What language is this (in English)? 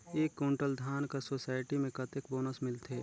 Chhattisgarhi